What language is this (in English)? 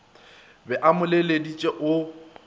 Northern Sotho